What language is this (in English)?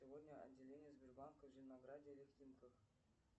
Russian